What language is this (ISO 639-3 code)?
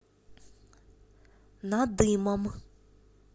rus